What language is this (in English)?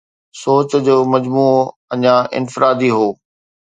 Sindhi